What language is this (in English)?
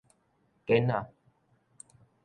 Min Nan Chinese